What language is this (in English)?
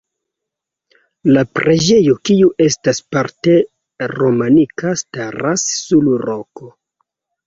Esperanto